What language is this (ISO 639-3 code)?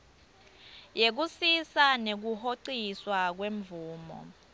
ssw